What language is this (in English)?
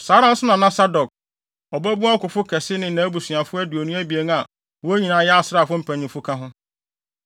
Akan